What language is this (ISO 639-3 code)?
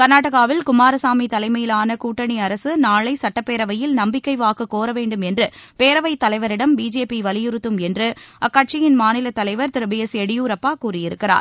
tam